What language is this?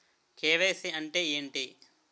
Telugu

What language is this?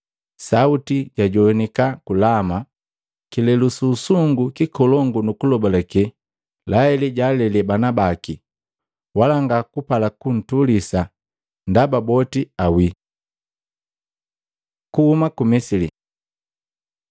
Matengo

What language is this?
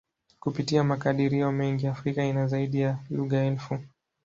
Swahili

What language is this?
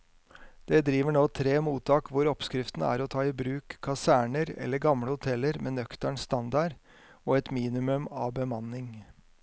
Norwegian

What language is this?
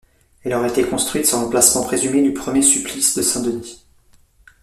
French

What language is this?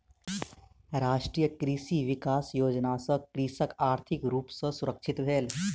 Maithili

